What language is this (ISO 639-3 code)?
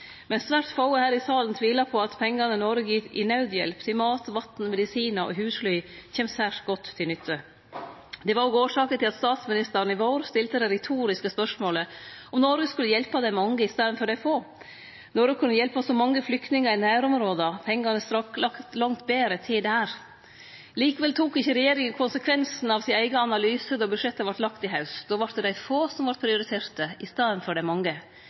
nno